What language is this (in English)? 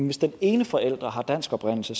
Danish